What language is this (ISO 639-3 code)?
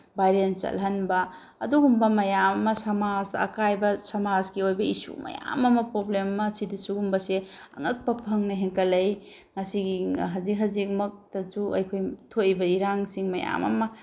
mni